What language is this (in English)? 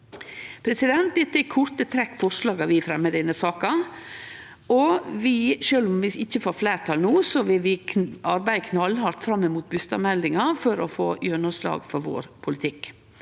Norwegian